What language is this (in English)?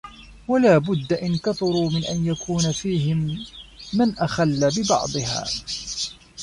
Arabic